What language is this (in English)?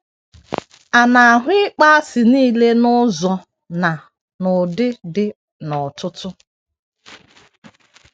Igbo